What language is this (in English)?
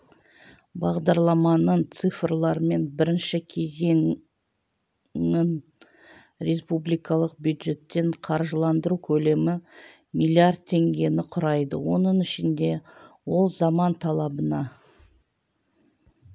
Kazakh